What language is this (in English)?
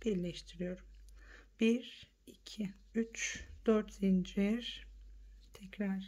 Turkish